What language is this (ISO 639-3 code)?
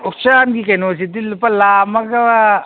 mni